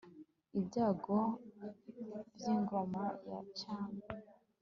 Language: Kinyarwanda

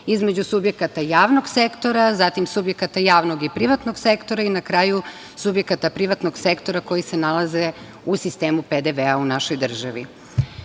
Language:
Serbian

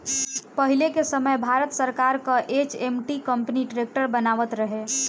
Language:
Bhojpuri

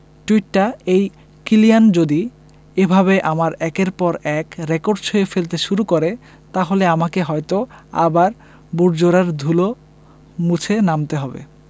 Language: Bangla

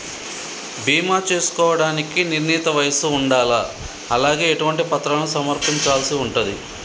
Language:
Telugu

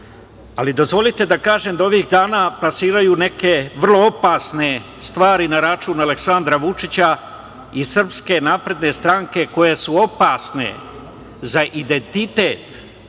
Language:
Serbian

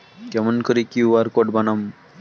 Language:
Bangla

